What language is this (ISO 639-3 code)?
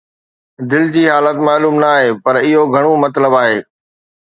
snd